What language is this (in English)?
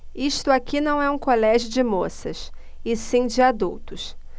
Portuguese